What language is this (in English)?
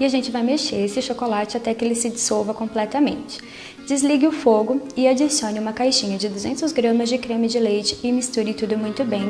Portuguese